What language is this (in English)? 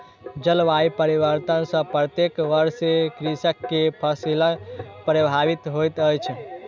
Maithili